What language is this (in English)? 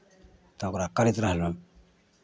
Maithili